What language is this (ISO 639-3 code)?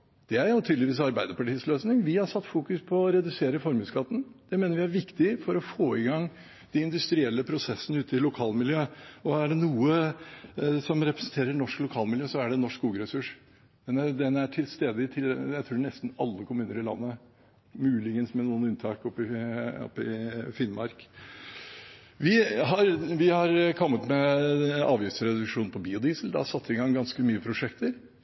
nob